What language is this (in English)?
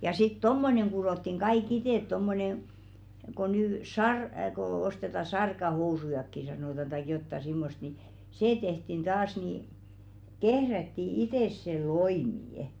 Finnish